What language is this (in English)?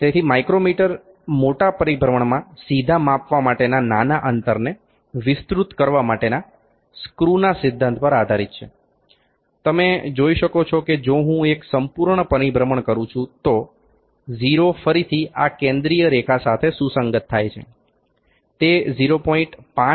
Gujarati